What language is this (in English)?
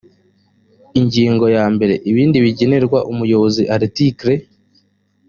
Kinyarwanda